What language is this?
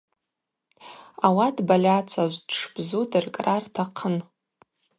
Abaza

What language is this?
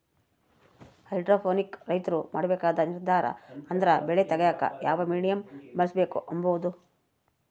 Kannada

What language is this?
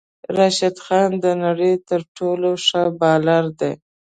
Pashto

